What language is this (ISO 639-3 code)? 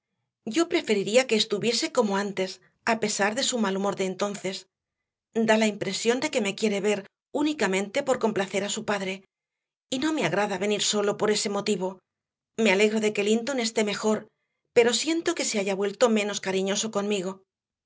spa